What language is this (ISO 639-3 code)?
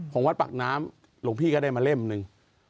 tha